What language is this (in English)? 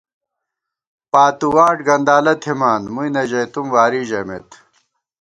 Gawar-Bati